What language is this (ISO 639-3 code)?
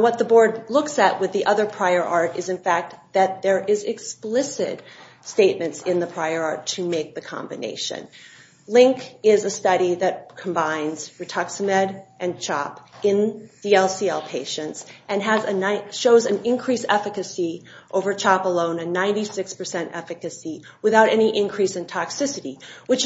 eng